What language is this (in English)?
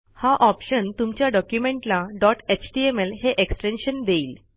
Marathi